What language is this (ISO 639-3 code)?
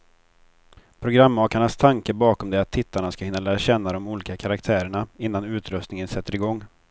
swe